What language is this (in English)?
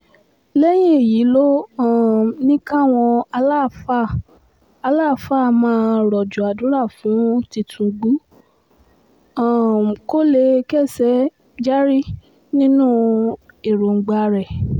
Yoruba